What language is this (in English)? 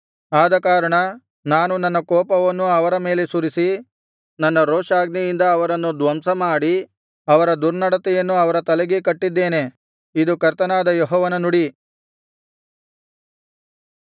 Kannada